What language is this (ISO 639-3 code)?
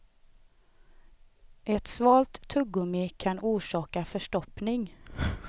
swe